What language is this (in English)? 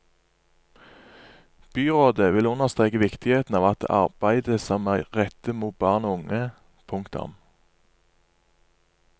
Norwegian